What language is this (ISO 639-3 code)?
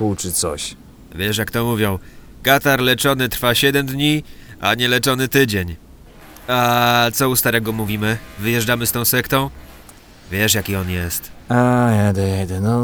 pol